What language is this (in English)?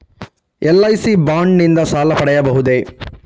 Kannada